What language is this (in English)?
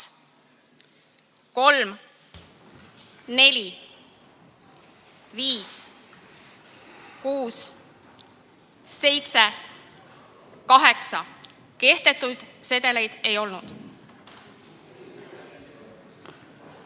Estonian